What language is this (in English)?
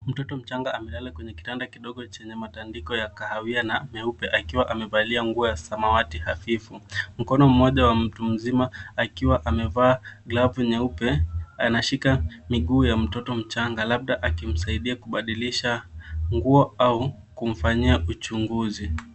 Swahili